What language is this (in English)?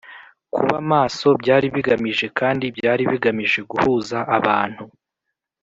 Kinyarwanda